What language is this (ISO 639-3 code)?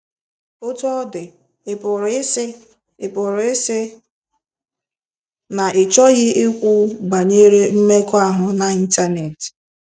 ibo